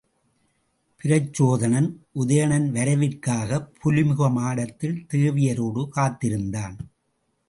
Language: Tamil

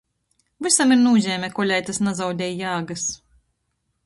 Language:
Latgalian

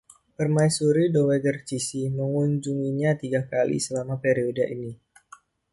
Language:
Indonesian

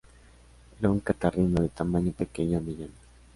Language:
Spanish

